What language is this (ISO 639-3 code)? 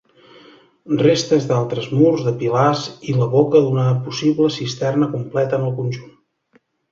cat